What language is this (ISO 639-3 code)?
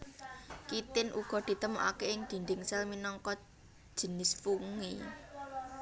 jav